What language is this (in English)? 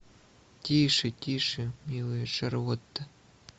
Russian